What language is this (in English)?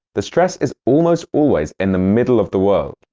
English